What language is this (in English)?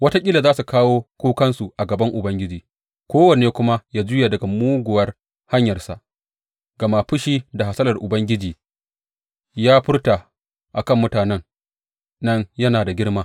Hausa